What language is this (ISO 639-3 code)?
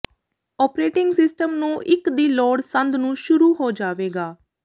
pan